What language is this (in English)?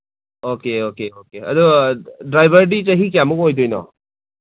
Manipuri